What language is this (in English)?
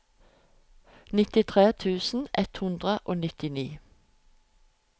Norwegian